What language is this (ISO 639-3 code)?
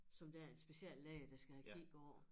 dan